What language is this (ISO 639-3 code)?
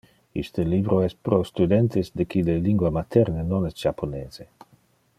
ina